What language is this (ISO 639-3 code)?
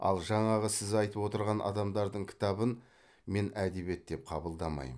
kaz